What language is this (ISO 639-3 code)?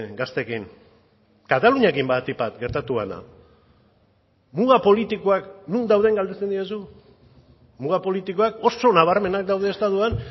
eus